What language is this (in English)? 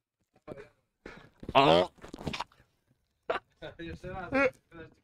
Polish